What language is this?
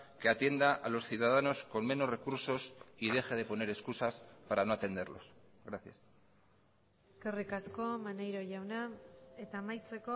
Spanish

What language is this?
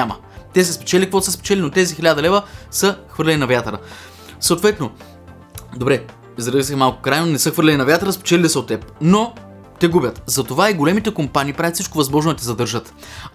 Bulgarian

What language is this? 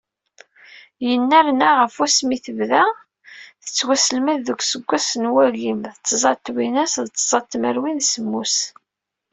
Kabyle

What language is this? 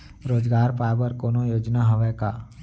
Chhattisgarhi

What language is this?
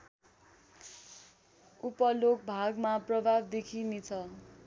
Nepali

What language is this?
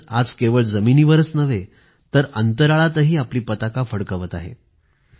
Marathi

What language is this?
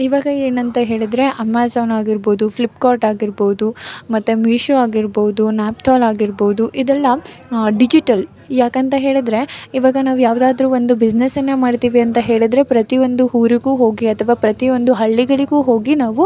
Kannada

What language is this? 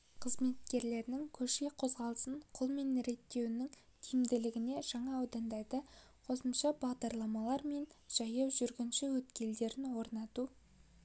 Kazakh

